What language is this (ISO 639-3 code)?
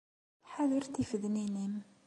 kab